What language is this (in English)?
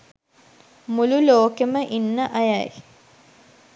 Sinhala